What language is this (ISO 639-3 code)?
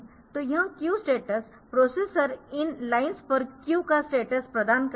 hin